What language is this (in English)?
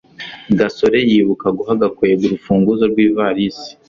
Kinyarwanda